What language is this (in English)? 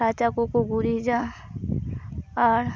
Santali